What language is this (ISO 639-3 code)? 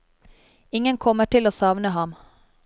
nor